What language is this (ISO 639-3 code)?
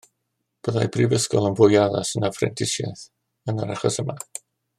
cym